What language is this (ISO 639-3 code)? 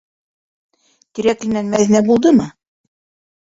bak